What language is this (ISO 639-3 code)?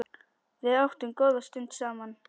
isl